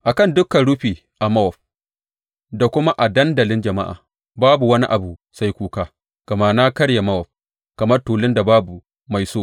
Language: Hausa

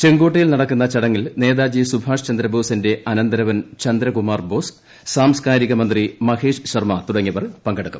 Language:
Malayalam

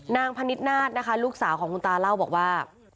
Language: Thai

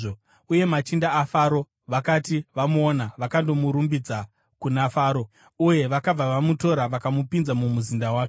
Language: Shona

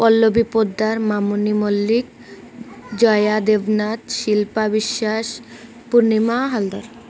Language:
Odia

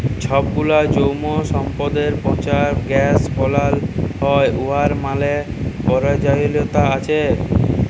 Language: Bangla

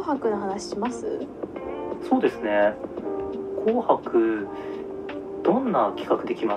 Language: Japanese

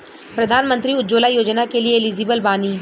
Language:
Bhojpuri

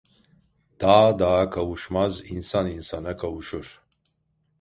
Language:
Turkish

